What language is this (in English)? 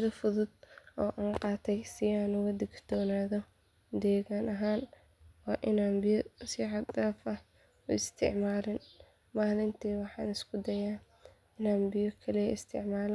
Somali